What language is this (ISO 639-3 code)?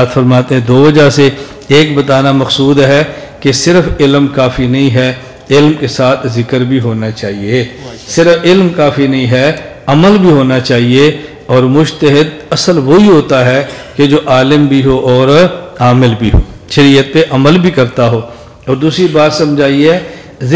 urd